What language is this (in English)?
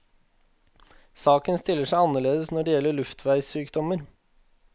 Norwegian